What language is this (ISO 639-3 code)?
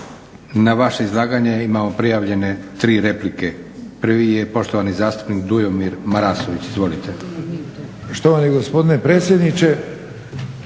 hrv